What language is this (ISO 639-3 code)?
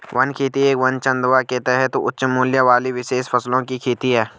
hin